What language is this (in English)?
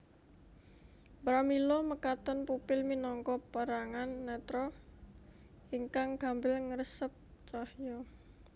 Javanese